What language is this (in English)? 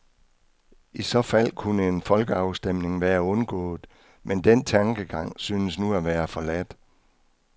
Danish